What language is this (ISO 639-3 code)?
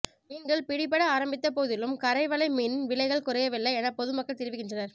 tam